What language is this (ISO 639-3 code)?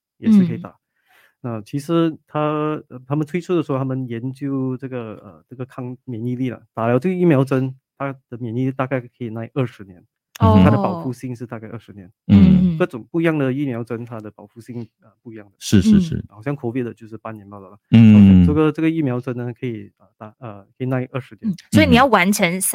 zho